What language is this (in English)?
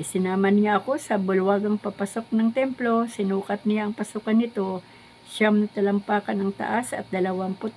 Filipino